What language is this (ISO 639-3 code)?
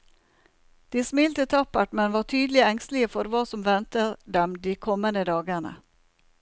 nor